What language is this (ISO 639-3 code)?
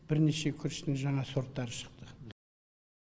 kaz